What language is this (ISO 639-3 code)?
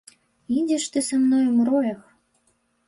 bel